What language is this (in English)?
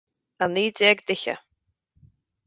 Irish